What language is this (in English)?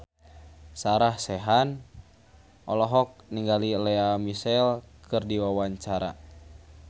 Sundanese